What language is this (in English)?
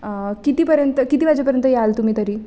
Marathi